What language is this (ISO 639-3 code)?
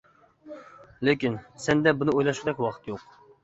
uig